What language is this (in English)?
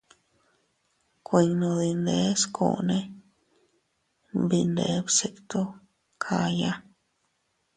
Teutila Cuicatec